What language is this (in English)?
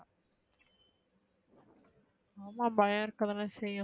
Tamil